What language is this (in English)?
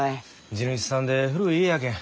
Japanese